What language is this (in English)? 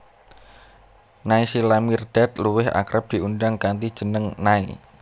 Javanese